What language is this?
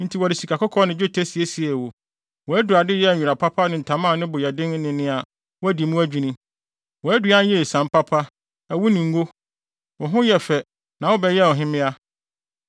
Akan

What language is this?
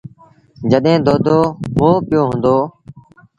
Sindhi Bhil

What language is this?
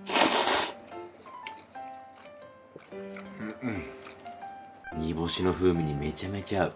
Japanese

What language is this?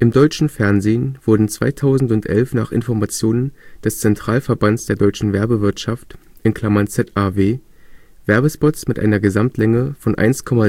German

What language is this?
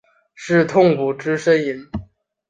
Chinese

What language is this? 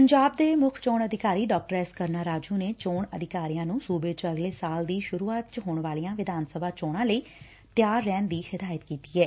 Punjabi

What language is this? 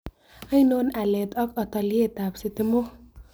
Kalenjin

